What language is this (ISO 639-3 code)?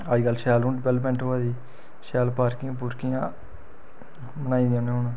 doi